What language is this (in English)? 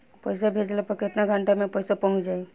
Bhojpuri